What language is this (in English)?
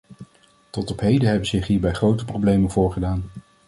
Dutch